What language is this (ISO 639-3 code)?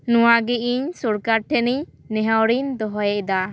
sat